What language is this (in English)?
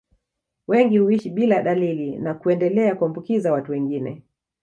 Swahili